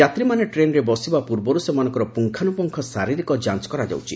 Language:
Odia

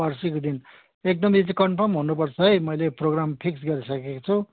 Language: Nepali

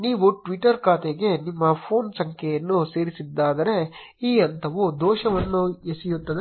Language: Kannada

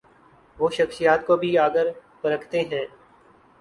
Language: Urdu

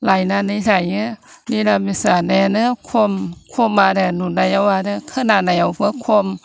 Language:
Bodo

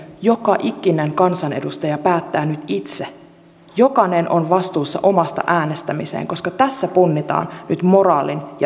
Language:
Finnish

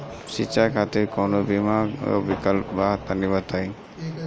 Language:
Bhojpuri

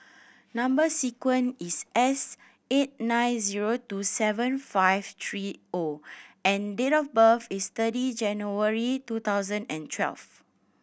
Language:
English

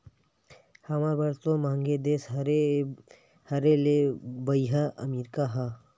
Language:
Chhattisgarhi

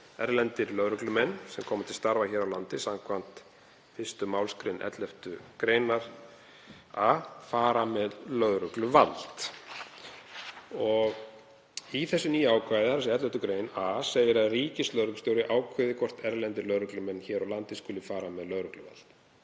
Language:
Icelandic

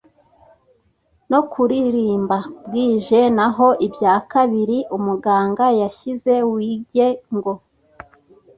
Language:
Kinyarwanda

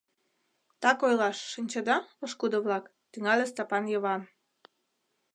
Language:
Mari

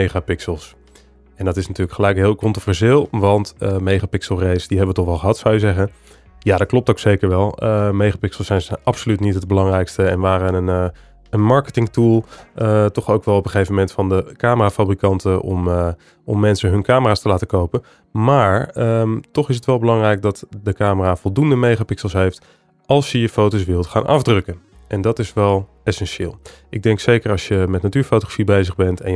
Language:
Dutch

